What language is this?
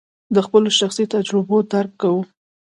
Pashto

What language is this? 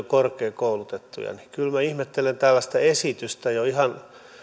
Finnish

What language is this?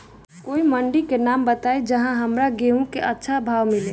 Bhojpuri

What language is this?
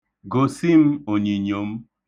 Igbo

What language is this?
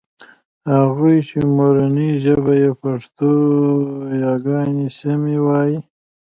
Pashto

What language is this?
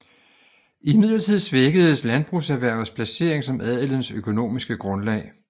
Danish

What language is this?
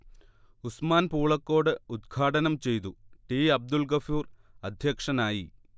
Malayalam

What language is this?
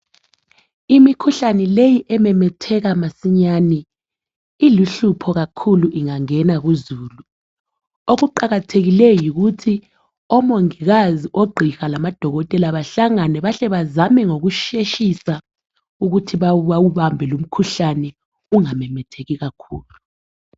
North Ndebele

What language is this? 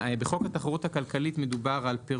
Hebrew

